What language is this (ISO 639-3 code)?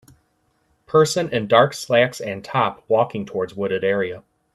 eng